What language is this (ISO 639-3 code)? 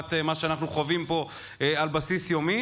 heb